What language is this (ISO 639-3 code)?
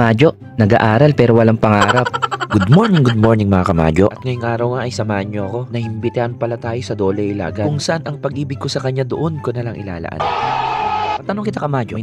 fil